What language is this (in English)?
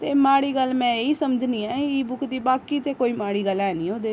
Dogri